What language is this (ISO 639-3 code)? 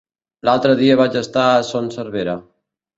cat